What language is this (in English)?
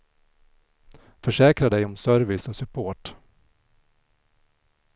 Swedish